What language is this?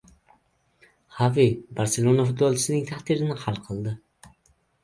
Uzbek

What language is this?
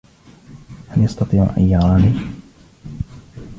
Arabic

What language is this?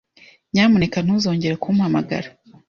Kinyarwanda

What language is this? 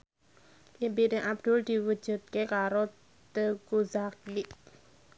Javanese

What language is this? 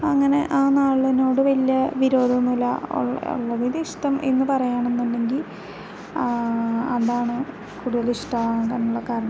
Malayalam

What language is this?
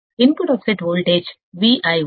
Telugu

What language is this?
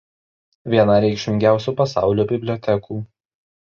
Lithuanian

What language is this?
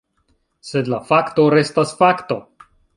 Esperanto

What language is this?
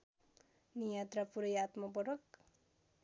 Nepali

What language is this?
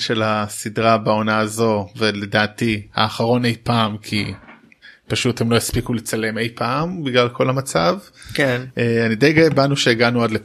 Hebrew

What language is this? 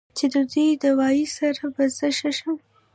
Pashto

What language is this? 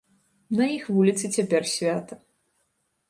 Belarusian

